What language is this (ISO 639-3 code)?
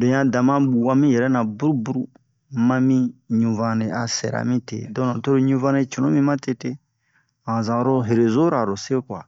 bmq